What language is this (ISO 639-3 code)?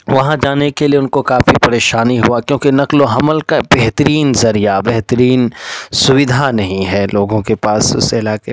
urd